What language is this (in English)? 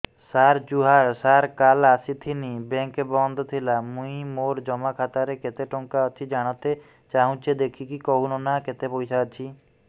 Odia